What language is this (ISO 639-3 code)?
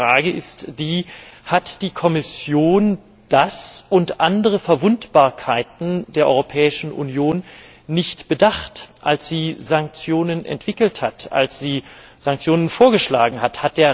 deu